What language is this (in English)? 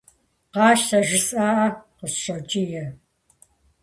Kabardian